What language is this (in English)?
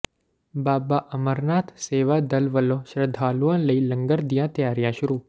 Punjabi